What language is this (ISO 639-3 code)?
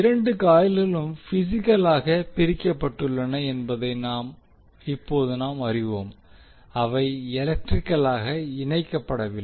tam